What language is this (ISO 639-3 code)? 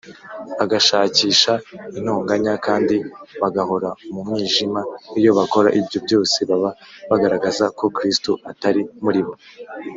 kin